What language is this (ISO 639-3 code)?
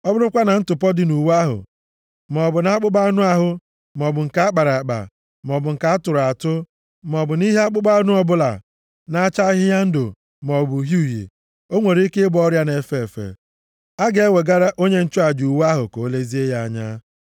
ibo